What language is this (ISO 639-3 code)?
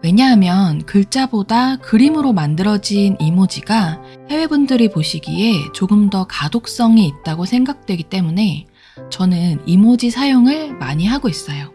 kor